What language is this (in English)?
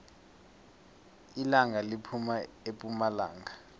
South Ndebele